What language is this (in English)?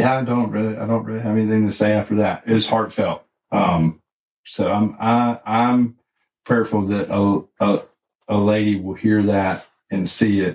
English